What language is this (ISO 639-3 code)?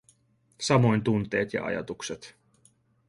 fin